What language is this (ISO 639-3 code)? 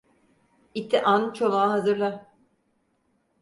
tur